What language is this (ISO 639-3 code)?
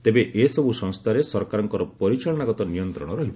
ori